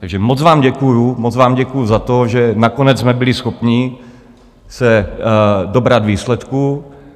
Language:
Czech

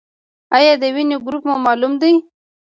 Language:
Pashto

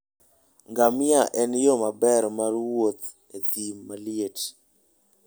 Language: Luo (Kenya and Tanzania)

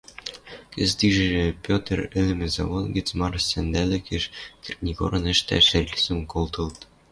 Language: Western Mari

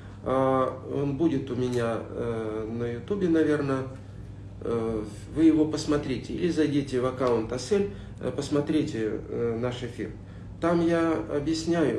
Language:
Russian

